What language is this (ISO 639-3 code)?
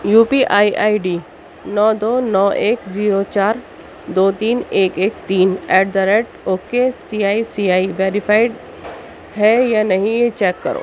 urd